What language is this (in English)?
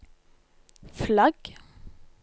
Norwegian